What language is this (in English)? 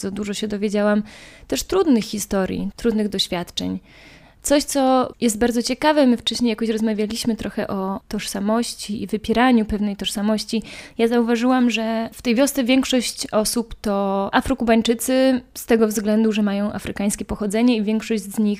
Polish